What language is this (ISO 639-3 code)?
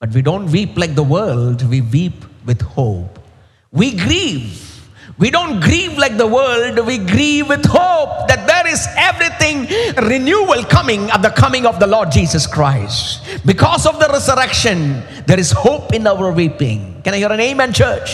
eng